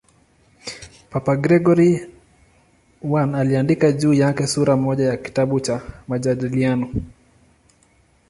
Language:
Swahili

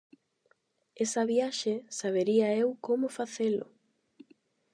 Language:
Galician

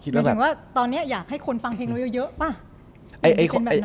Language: Thai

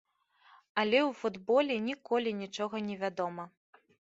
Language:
Belarusian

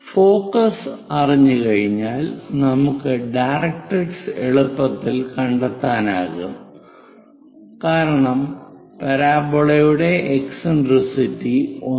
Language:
Malayalam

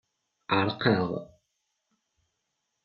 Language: Kabyle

